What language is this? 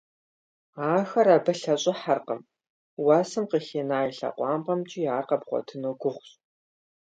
Kabardian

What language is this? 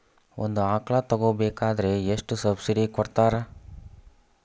Kannada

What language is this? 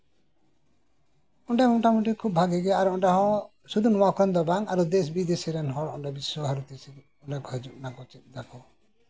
Santali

